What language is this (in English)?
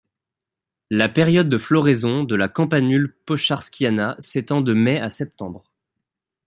French